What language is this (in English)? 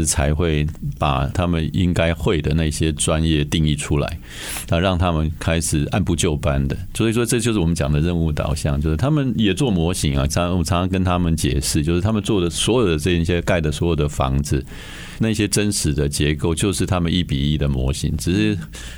Chinese